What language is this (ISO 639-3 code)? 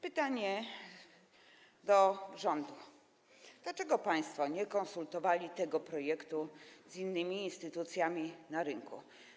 pol